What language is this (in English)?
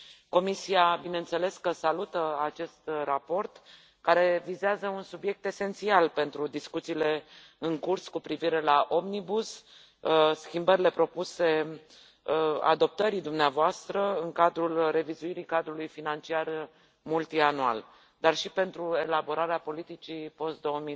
Romanian